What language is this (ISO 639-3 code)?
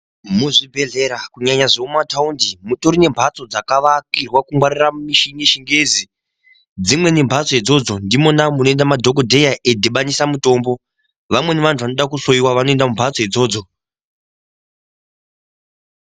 ndc